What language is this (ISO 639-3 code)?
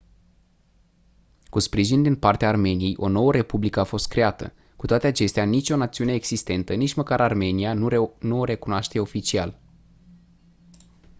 ron